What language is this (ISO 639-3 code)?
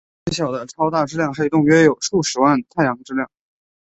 zho